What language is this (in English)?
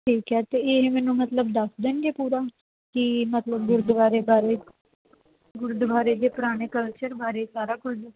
Punjabi